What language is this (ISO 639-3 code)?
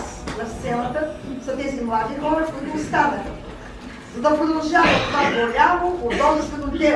bul